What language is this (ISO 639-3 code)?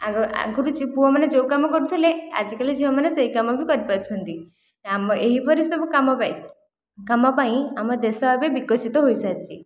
ori